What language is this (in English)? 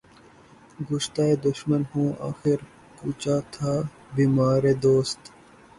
Urdu